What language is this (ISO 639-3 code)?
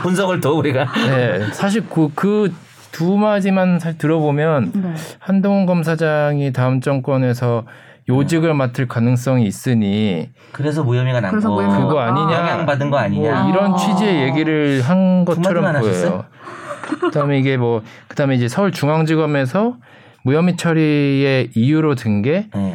kor